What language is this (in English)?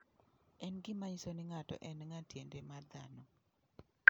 Luo (Kenya and Tanzania)